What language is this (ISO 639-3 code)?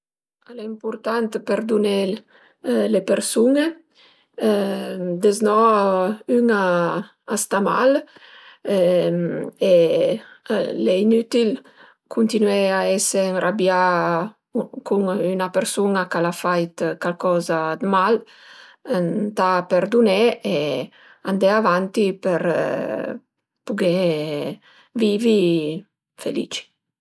pms